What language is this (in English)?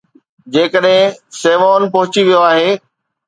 Sindhi